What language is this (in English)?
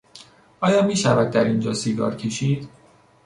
Persian